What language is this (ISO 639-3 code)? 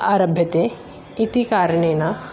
san